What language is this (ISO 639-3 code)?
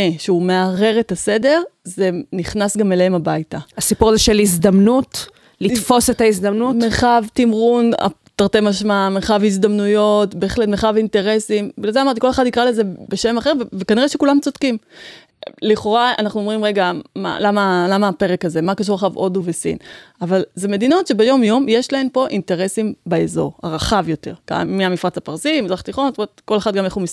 heb